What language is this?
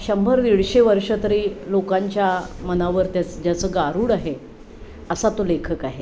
Marathi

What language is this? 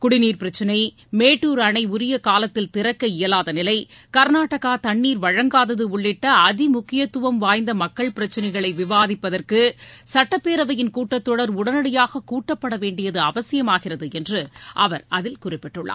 Tamil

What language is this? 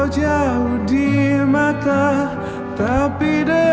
Indonesian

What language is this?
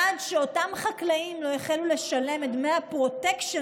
Hebrew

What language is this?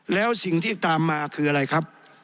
Thai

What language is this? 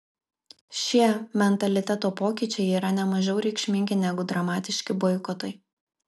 Lithuanian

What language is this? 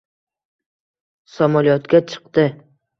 Uzbek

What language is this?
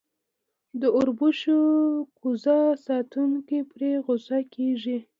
Pashto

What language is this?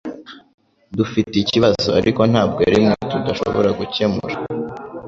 Kinyarwanda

